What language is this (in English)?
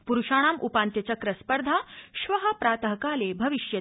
Sanskrit